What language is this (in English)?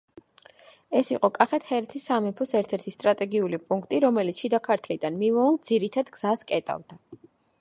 Georgian